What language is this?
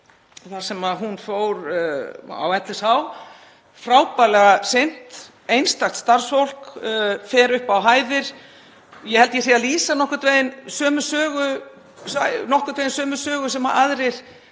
Icelandic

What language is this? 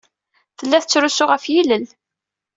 Kabyle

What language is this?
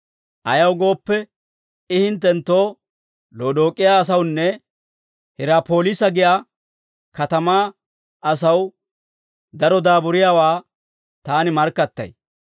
Dawro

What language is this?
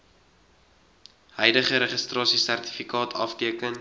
Afrikaans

